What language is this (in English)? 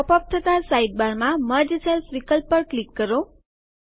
Gujarati